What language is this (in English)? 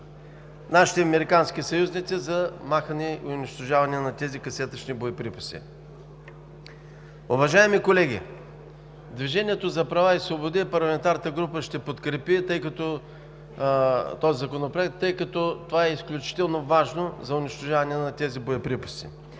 Bulgarian